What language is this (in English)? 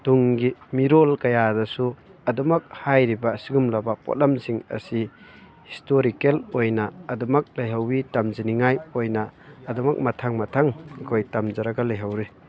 Manipuri